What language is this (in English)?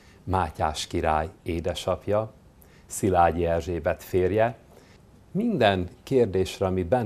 Hungarian